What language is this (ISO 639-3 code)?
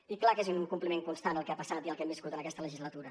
cat